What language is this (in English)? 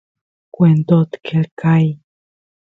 Santiago del Estero Quichua